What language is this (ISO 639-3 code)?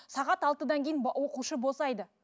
kaz